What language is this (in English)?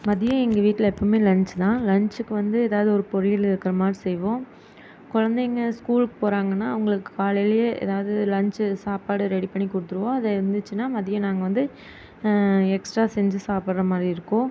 Tamil